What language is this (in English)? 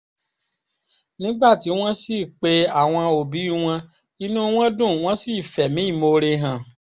Yoruba